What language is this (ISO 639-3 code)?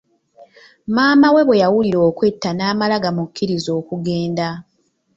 lug